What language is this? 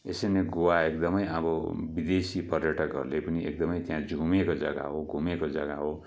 Nepali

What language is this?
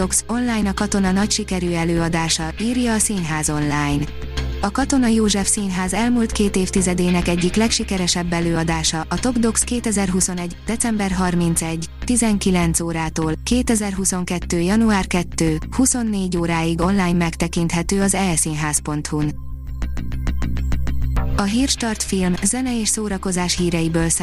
Hungarian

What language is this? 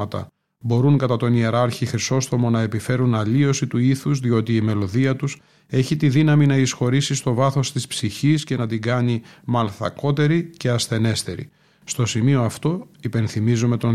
Greek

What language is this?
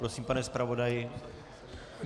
Czech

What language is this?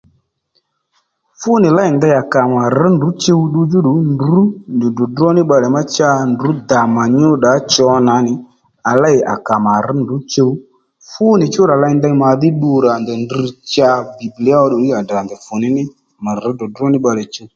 Lendu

